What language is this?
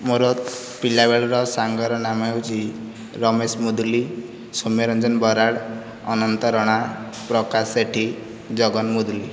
Odia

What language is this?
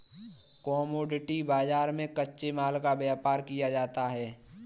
Hindi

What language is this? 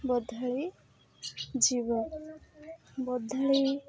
Odia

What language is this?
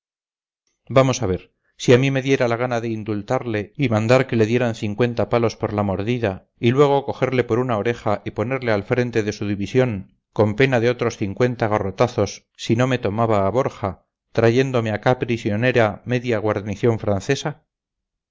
Spanish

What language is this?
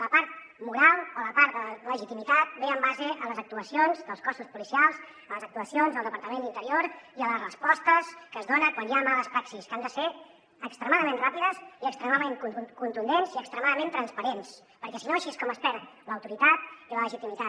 Catalan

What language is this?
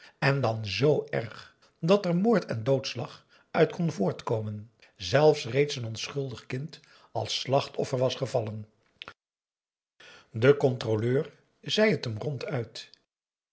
Dutch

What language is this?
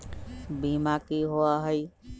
Magahi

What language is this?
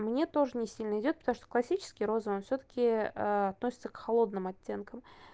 Russian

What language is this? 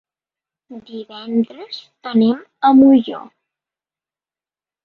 Catalan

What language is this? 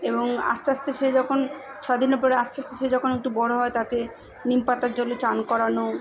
Bangla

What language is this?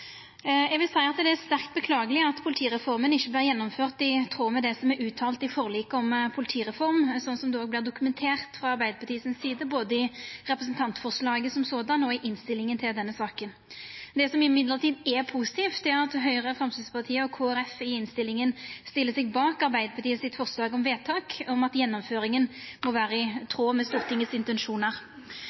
Norwegian Nynorsk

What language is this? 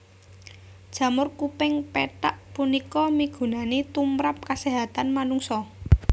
Javanese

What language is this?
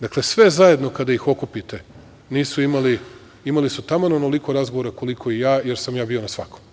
Serbian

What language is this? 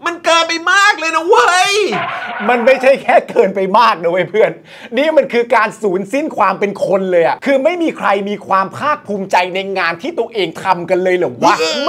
Thai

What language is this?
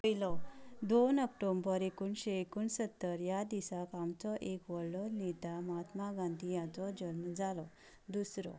Konkani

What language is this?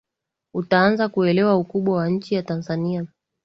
Swahili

